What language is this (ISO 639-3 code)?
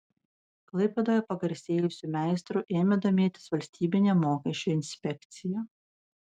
lit